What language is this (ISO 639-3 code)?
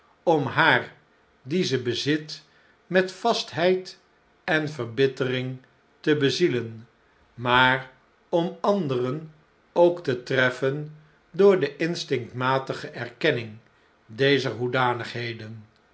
nld